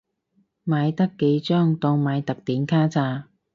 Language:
Cantonese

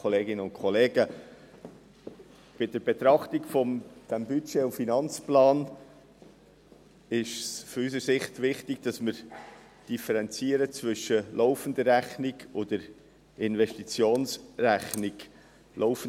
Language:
Swiss German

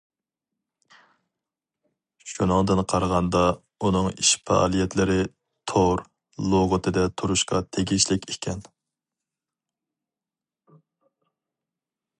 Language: Uyghur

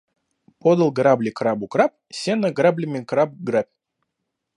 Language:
Russian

